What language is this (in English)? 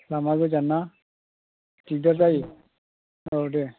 Bodo